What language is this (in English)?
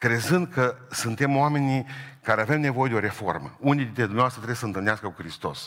Romanian